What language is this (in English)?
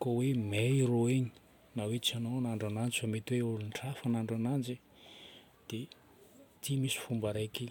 Northern Betsimisaraka Malagasy